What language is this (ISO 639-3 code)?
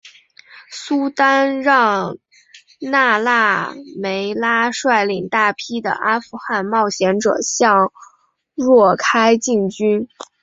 zho